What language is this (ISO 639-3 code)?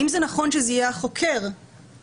heb